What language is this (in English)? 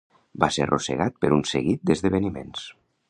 Catalan